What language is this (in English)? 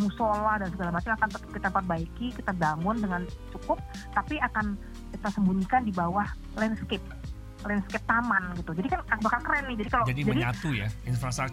Indonesian